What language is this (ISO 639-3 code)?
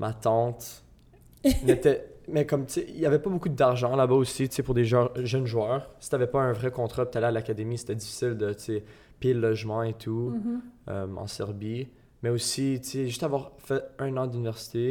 fra